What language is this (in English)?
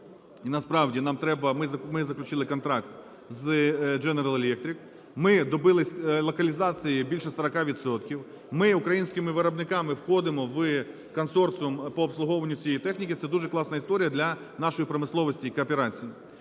Ukrainian